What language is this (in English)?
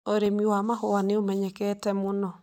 Kikuyu